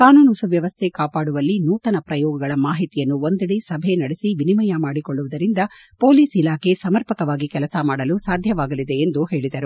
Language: Kannada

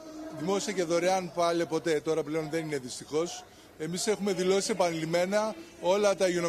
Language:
Greek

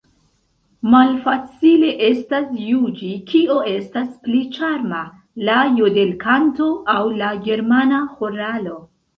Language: Esperanto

